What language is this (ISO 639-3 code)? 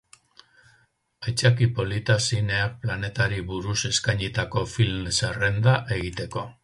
eus